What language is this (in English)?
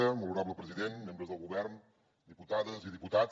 Catalan